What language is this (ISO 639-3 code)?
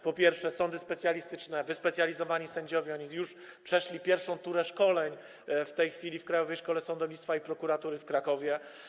pol